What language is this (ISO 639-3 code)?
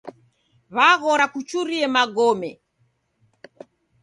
dav